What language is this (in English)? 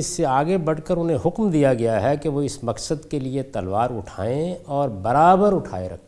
Urdu